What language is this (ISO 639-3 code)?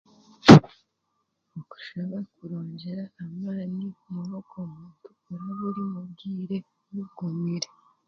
cgg